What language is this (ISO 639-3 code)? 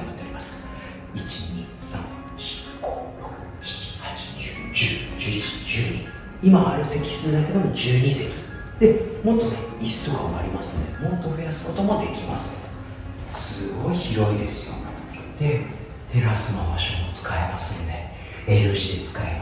jpn